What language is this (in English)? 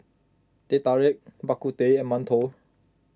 English